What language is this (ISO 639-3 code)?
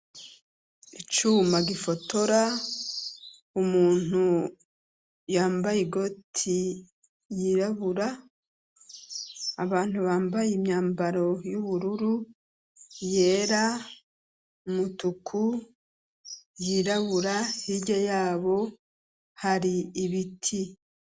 run